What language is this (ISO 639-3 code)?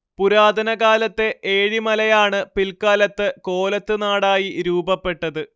mal